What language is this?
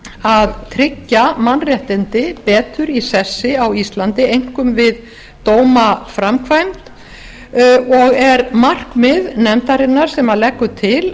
Icelandic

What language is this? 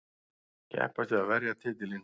Icelandic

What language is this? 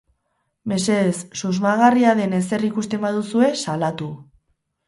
Basque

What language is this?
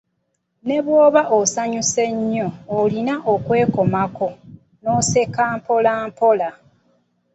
Ganda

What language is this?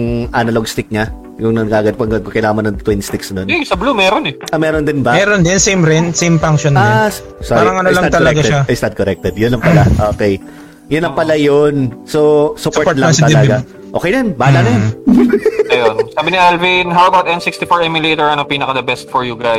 Filipino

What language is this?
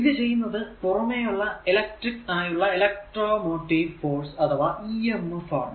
Malayalam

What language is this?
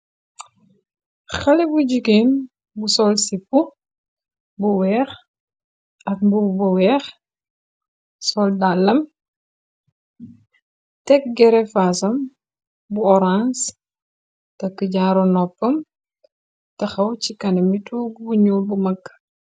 Wolof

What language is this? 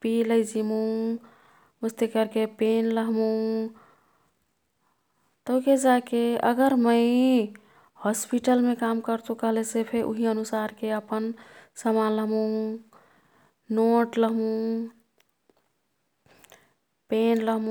Kathoriya Tharu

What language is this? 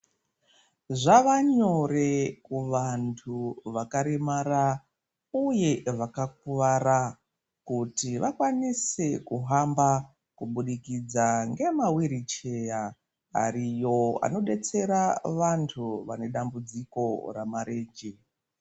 Ndau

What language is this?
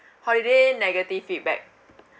English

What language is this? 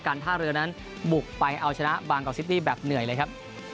Thai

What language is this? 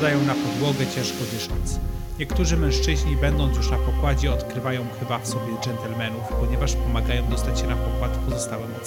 Polish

